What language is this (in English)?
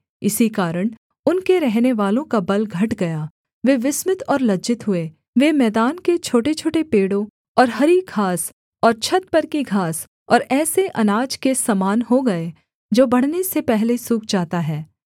Hindi